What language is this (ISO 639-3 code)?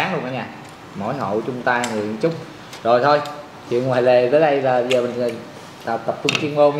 vie